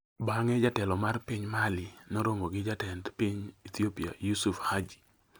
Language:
Luo (Kenya and Tanzania)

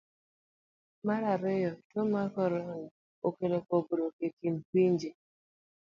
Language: Luo (Kenya and Tanzania)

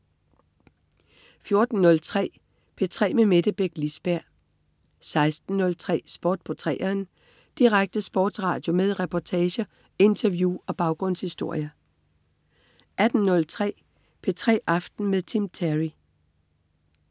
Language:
Danish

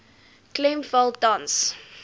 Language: Afrikaans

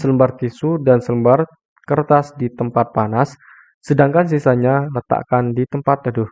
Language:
Indonesian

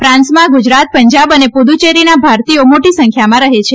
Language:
Gujarati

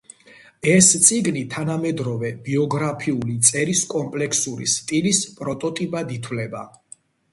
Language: Georgian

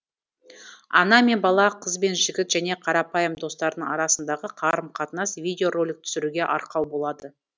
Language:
Kazakh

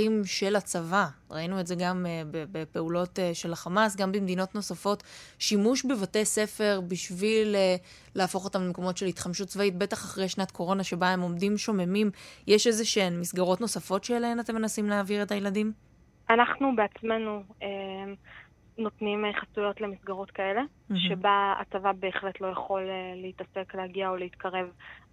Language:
Hebrew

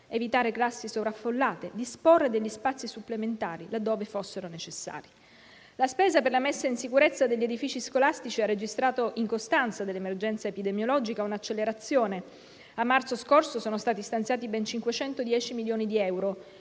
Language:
Italian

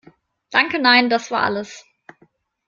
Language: German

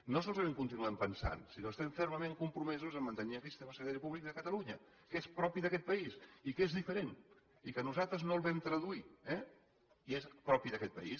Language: Catalan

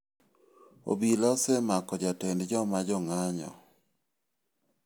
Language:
Luo (Kenya and Tanzania)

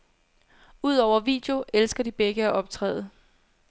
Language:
Danish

